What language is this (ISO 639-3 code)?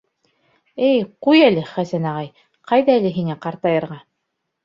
bak